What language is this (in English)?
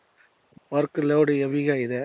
Kannada